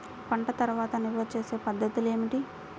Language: Telugu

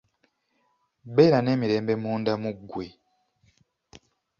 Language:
Ganda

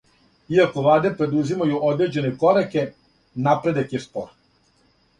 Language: Serbian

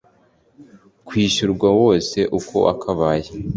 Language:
Kinyarwanda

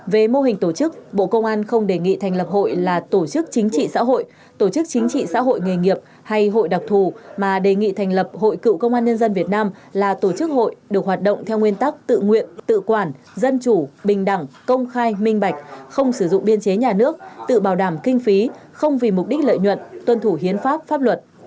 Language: Vietnamese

